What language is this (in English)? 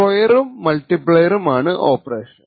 Malayalam